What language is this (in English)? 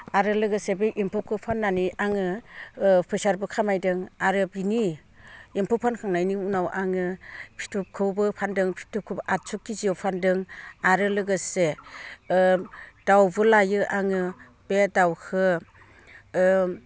Bodo